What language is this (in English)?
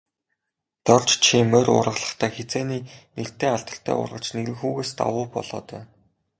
Mongolian